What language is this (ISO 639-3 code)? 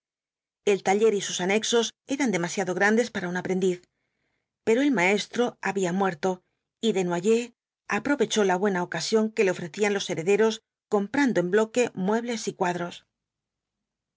spa